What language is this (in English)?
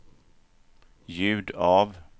Swedish